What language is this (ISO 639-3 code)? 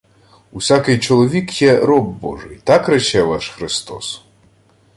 ukr